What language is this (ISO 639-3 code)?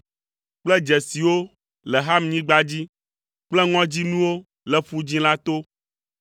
ewe